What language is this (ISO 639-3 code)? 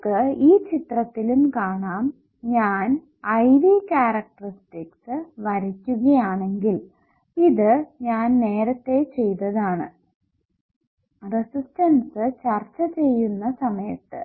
mal